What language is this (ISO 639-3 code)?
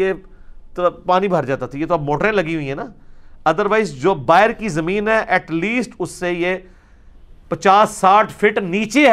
urd